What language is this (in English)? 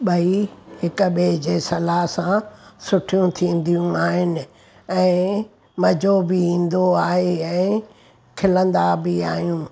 Sindhi